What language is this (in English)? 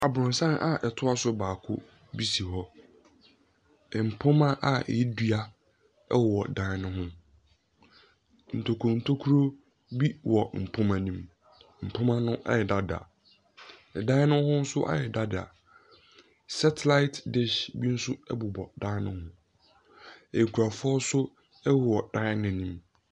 Akan